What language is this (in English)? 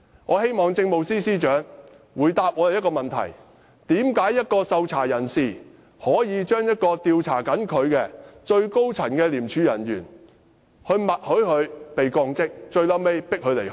Cantonese